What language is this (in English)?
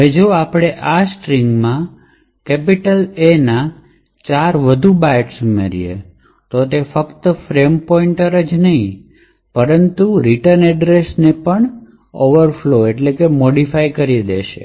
Gujarati